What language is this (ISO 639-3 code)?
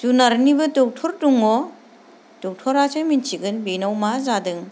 brx